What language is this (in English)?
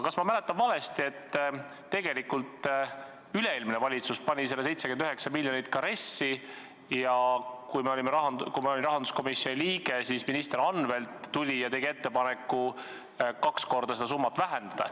Estonian